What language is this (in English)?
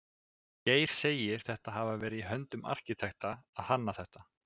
Icelandic